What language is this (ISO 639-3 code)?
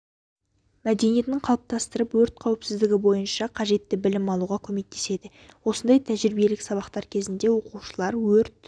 kaz